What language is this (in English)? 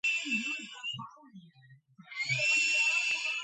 Georgian